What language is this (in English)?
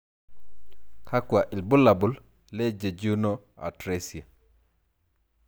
Masai